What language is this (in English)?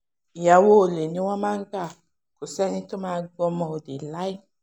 Yoruba